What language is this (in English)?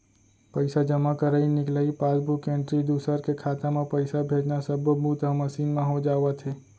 Chhattisgarhi